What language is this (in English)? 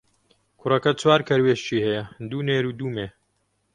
Central Kurdish